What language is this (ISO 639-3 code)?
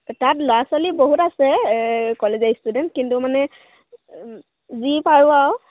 asm